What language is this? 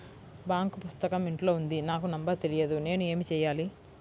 Telugu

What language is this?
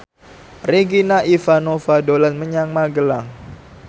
Javanese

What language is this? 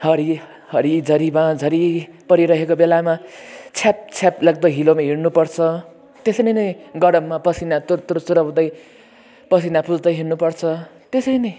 Nepali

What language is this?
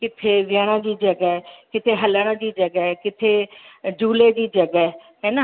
Sindhi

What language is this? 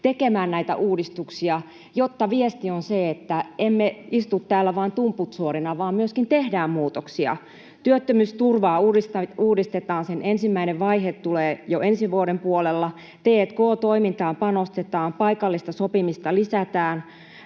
Finnish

